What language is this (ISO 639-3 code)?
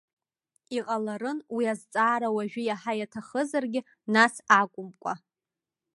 abk